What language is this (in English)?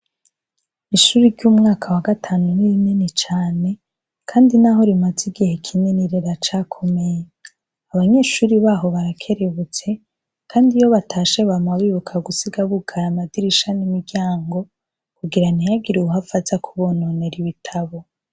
Rundi